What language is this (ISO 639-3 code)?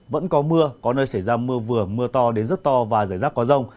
vie